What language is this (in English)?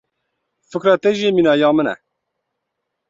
Kurdish